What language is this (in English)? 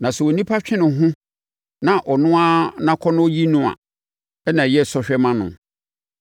Akan